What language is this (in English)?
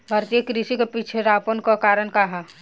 Bhojpuri